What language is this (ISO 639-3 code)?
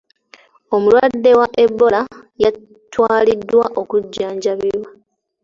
lug